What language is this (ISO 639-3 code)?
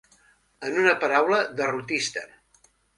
cat